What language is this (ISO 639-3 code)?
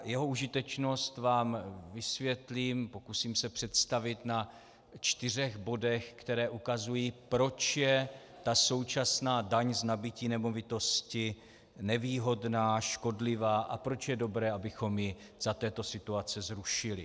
ces